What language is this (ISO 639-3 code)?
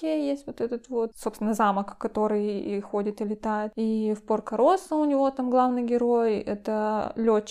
rus